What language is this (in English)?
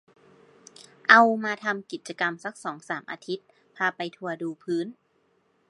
Thai